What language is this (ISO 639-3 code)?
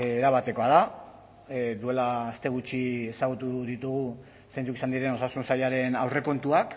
eus